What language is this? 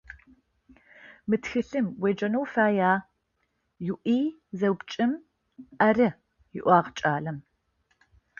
Adyghe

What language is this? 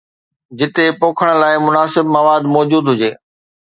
Sindhi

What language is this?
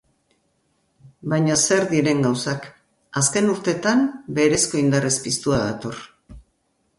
Basque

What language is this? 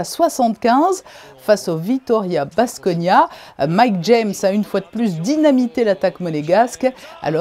French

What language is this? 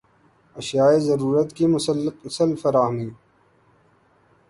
Urdu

